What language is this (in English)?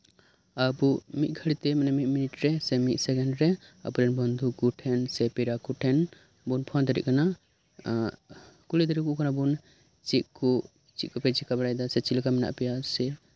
Santali